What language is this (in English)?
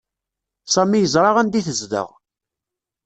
Kabyle